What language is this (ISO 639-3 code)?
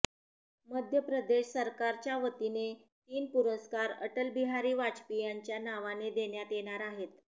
mar